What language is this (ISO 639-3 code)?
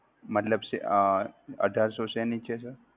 guj